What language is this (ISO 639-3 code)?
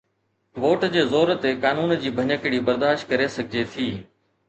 snd